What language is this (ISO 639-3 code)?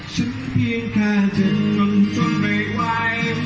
tha